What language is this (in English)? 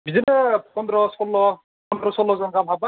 Bodo